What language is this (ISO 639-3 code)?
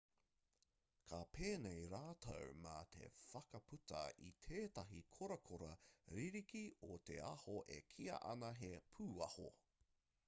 mri